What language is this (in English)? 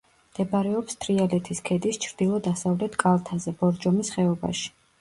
Georgian